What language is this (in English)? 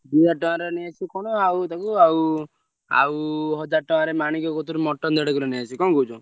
Odia